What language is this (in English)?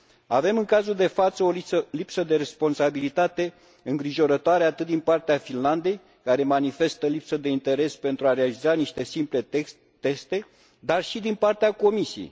Romanian